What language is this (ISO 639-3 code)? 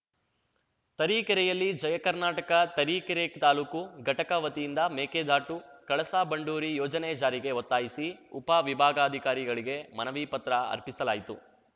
kan